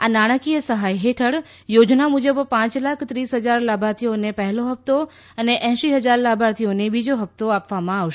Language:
Gujarati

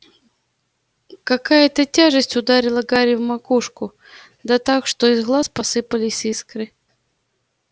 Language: Russian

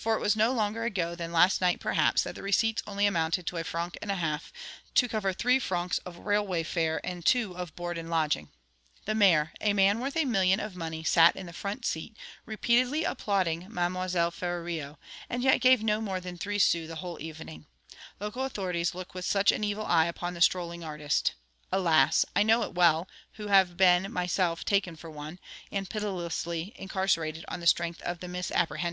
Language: English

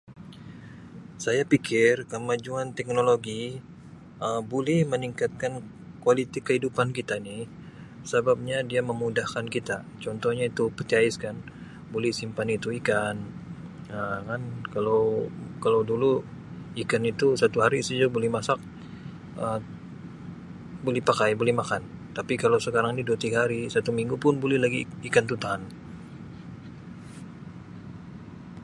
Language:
Sabah Malay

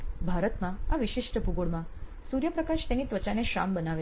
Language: Gujarati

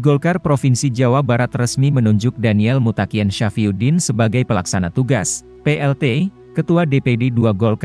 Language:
Indonesian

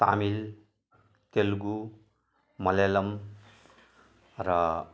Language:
Nepali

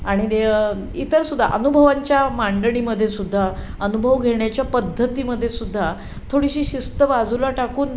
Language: Marathi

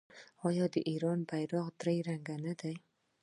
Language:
Pashto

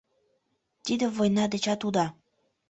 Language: Mari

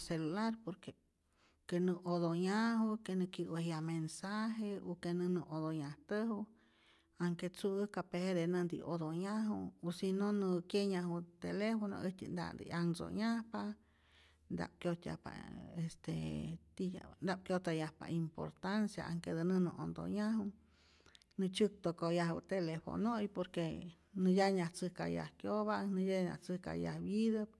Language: Rayón Zoque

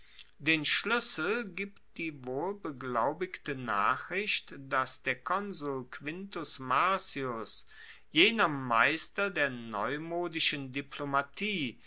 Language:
German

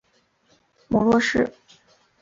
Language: Chinese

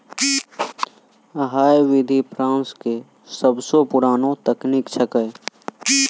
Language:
Maithili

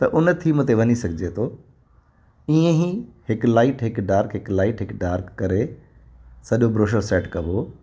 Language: Sindhi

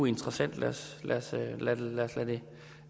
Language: Danish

